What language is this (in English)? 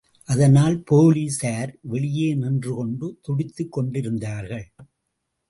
Tamil